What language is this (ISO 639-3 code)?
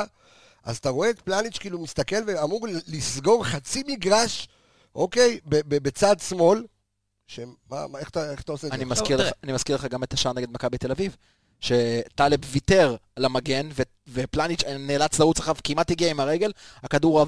heb